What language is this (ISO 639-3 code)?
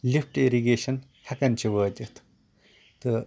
kas